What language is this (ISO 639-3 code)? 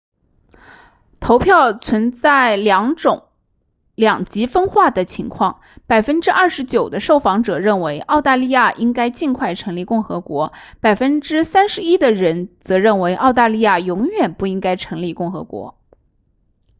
zho